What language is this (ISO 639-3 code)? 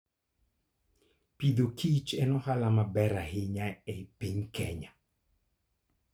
luo